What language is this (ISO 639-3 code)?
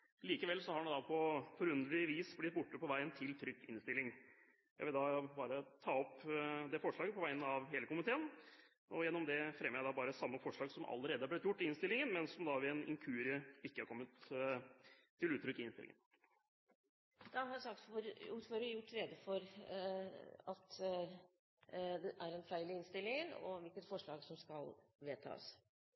nob